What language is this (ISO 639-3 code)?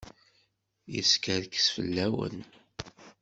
kab